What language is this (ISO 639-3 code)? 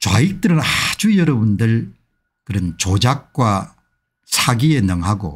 kor